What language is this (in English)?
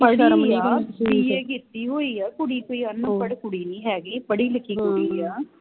Punjabi